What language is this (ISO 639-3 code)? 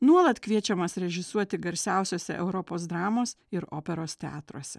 lit